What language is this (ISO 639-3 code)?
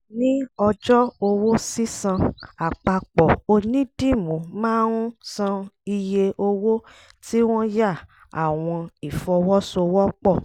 yor